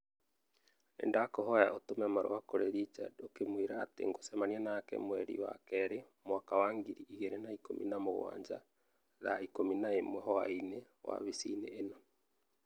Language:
Kikuyu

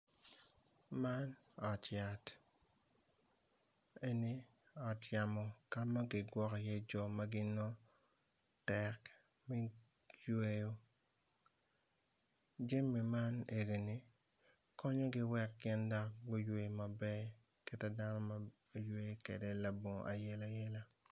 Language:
Acoli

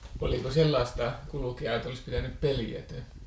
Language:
Finnish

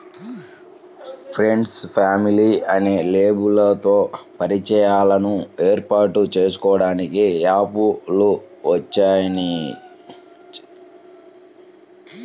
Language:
Telugu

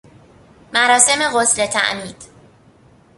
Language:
Persian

